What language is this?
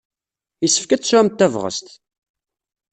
Kabyle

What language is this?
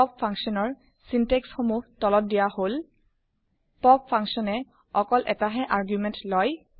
Assamese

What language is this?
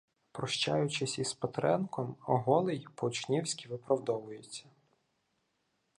Ukrainian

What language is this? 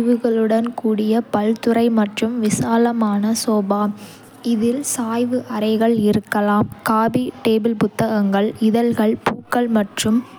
Kota (India)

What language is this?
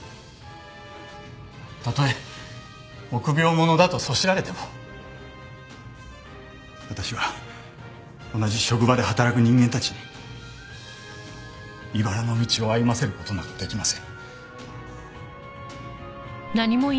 Japanese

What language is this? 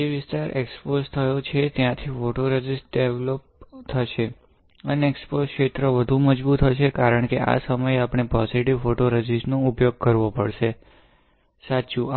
Gujarati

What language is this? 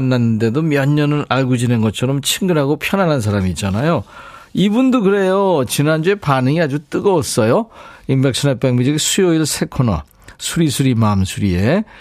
Korean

